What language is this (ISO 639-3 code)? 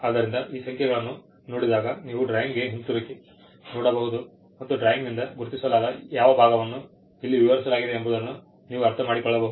kan